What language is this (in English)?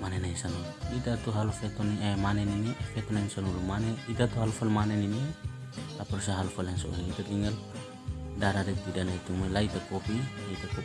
Indonesian